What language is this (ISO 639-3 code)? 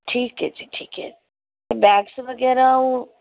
pan